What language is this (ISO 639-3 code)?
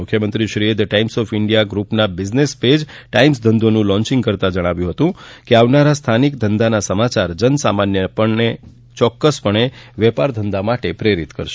guj